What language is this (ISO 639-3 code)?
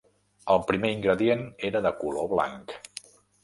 cat